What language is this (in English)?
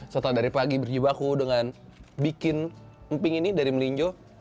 Indonesian